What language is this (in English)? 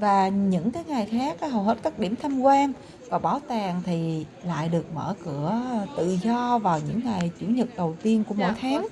Vietnamese